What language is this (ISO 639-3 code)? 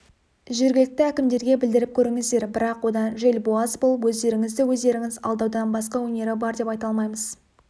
kaz